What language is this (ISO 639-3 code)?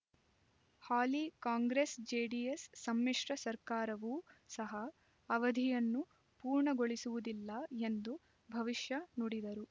kan